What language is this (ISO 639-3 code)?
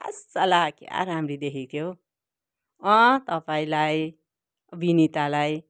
nep